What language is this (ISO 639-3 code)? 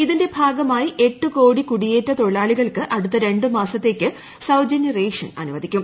mal